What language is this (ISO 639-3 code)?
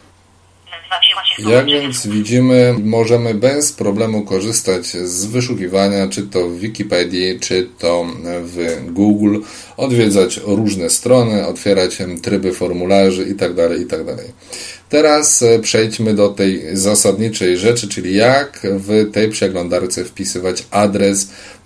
pol